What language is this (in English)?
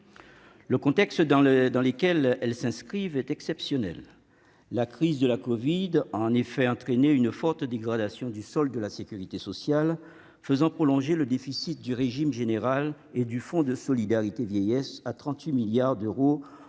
French